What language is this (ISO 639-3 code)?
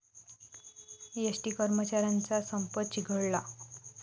mar